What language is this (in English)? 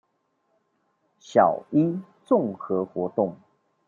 Chinese